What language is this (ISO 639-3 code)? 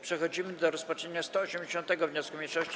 pol